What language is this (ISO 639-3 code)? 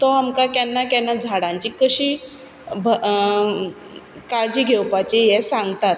kok